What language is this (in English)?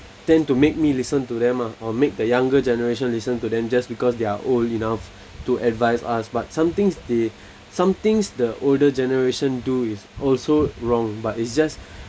English